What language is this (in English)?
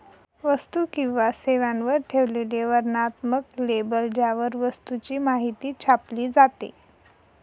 Marathi